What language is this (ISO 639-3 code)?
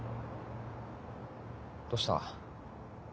jpn